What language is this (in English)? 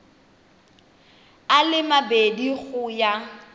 Tswana